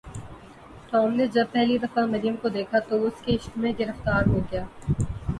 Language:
Urdu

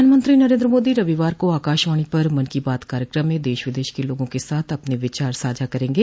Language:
Hindi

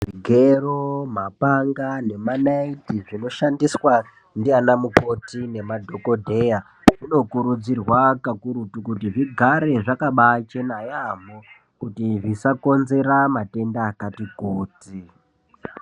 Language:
Ndau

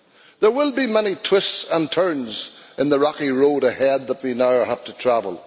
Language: English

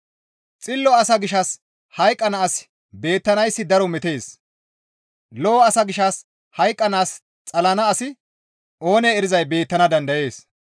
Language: Gamo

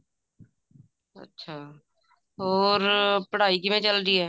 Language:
Punjabi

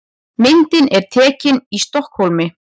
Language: Icelandic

